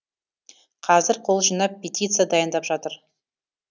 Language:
Kazakh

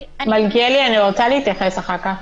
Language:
Hebrew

